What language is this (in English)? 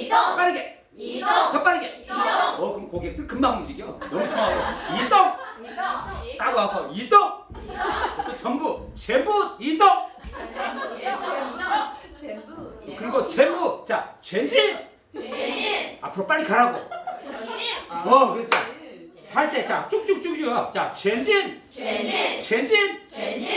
Korean